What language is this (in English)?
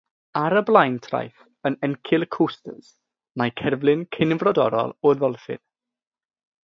Welsh